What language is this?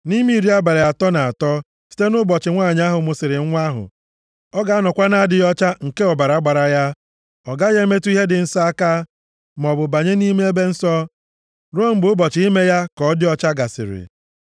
Igbo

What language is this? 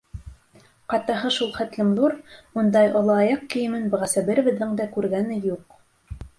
Bashkir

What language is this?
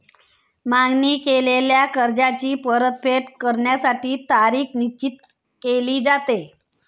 Marathi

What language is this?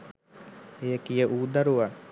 Sinhala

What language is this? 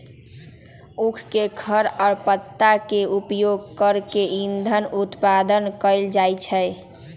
Magahi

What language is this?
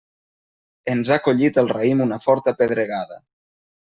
Catalan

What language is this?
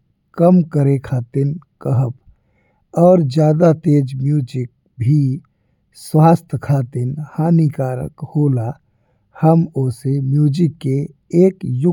Bhojpuri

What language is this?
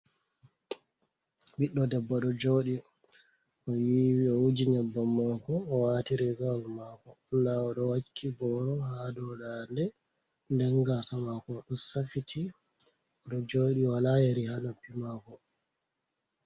Fula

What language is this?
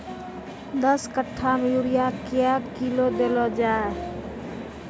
Maithili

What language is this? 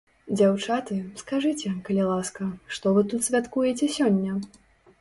Belarusian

